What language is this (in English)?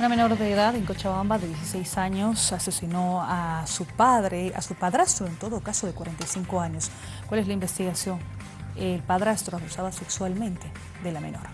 Spanish